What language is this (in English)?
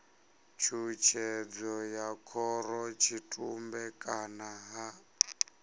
Venda